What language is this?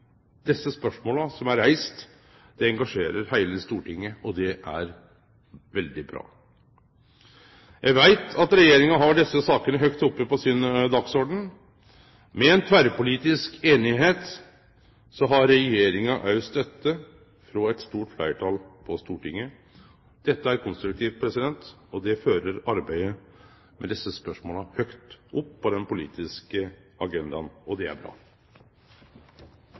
Norwegian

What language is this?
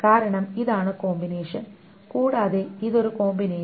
Malayalam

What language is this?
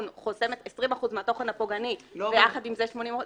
Hebrew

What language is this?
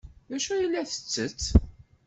Kabyle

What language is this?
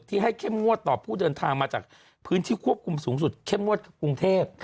Thai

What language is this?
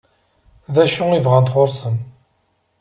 Kabyle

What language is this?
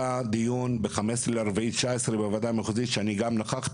Hebrew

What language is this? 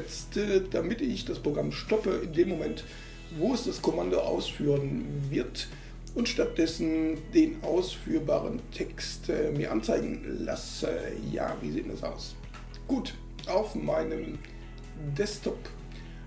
German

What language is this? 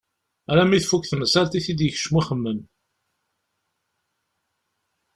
Kabyle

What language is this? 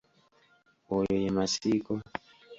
Ganda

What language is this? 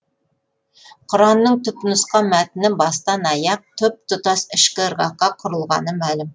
Kazakh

